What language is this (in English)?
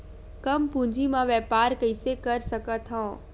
Chhattisgarhi